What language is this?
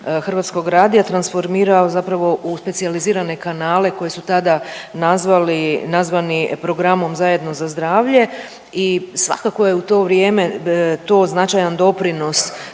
Croatian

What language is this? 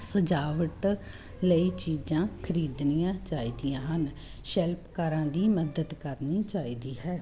Punjabi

